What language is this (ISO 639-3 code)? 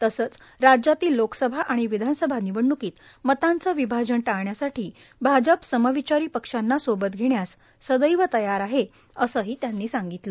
mar